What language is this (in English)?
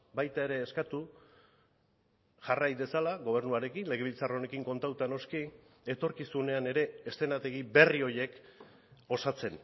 Basque